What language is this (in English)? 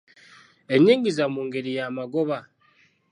Ganda